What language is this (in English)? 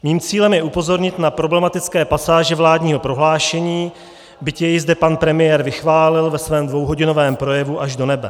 Czech